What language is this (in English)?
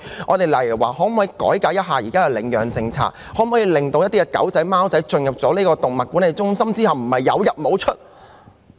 Cantonese